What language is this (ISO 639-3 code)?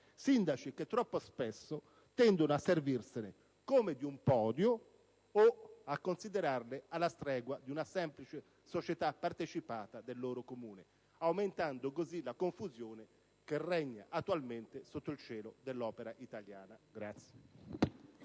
ita